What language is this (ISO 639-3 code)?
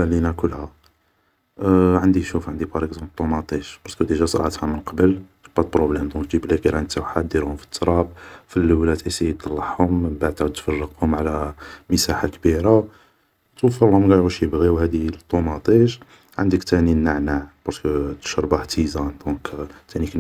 arq